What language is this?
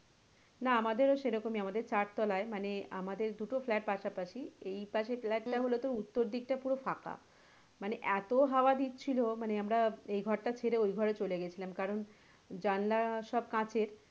Bangla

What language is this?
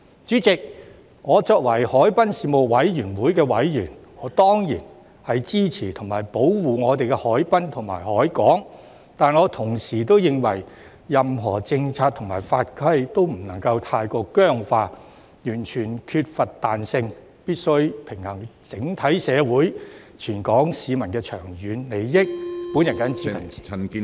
Cantonese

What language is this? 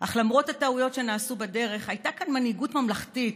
Hebrew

